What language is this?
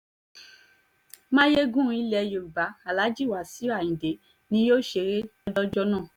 Yoruba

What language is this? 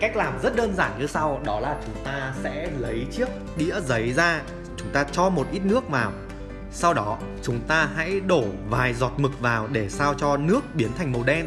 Vietnamese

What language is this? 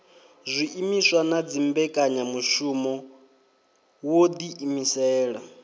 Venda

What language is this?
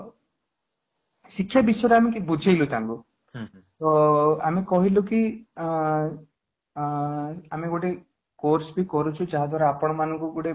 Odia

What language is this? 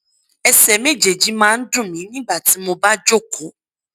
Yoruba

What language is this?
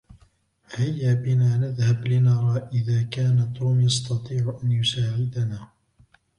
Arabic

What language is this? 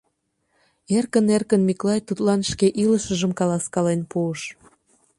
Mari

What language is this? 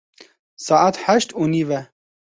Kurdish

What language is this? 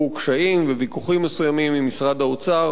Hebrew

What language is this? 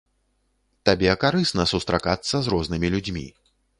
Belarusian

